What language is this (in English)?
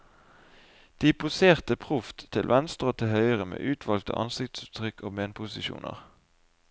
Norwegian